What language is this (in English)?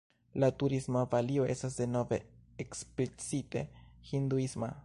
Esperanto